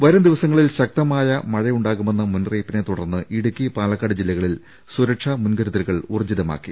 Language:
Malayalam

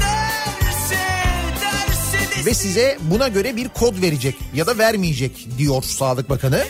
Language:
Turkish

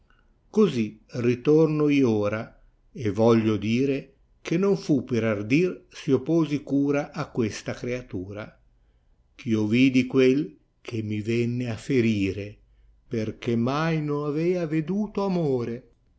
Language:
Italian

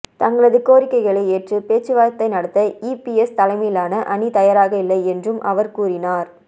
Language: Tamil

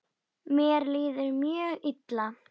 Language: Icelandic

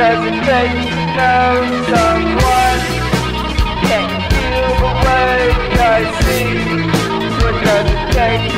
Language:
English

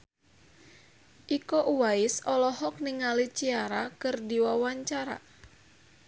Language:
Sundanese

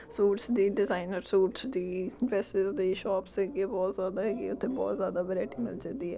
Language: Punjabi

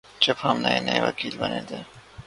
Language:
Urdu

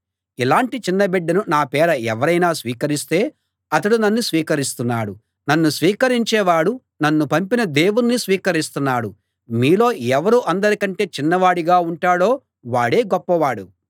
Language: Telugu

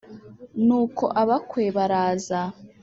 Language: Kinyarwanda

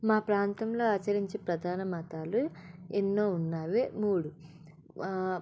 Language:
Telugu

